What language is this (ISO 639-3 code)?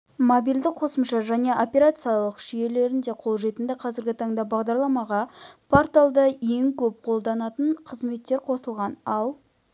kaz